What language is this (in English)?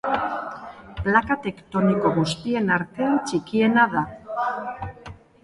Basque